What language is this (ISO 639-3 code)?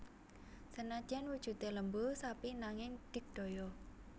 jav